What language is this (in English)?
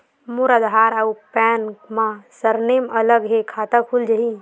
Chhattisgarhi